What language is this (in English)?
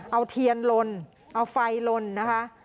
Thai